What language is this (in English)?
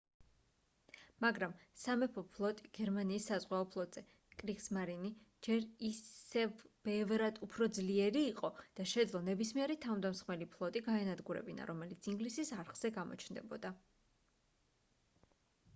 Georgian